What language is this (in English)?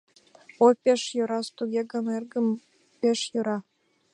Mari